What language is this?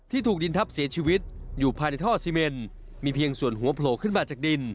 Thai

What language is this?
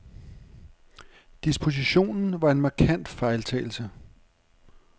Danish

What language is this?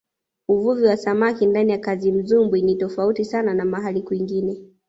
Swahili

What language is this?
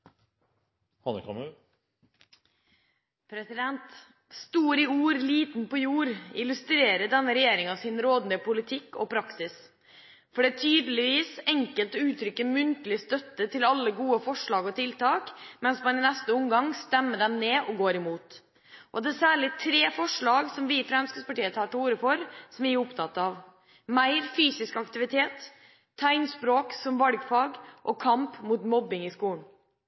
Norwegian Bokmål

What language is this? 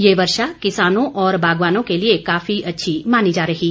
Hindi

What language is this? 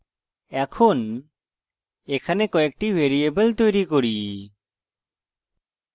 Bangla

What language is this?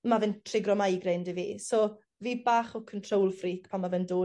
Welsh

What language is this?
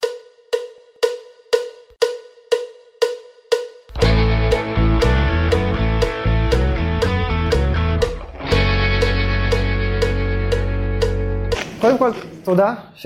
Hebrew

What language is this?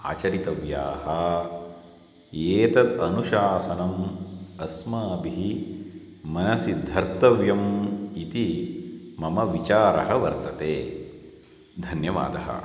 Sanskrit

